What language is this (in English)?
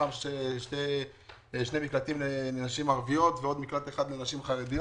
Hebrew